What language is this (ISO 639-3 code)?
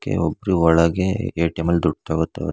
kan